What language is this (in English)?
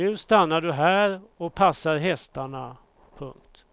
Swedish